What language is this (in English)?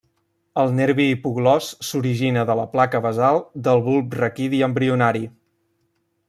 Catalan